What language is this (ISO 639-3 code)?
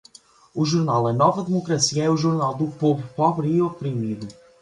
por